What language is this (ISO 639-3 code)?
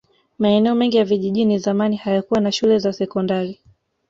swa